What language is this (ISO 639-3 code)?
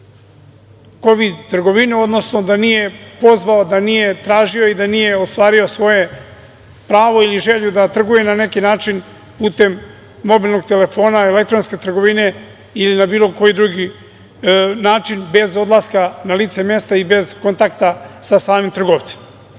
srp